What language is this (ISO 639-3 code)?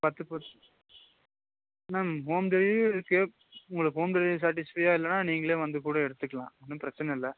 tam